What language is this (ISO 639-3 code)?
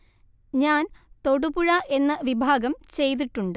mal